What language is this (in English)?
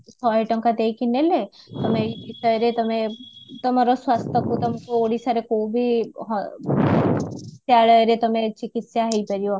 Odia